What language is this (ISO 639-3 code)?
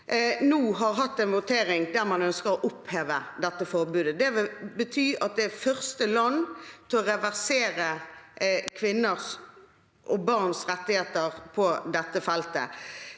nor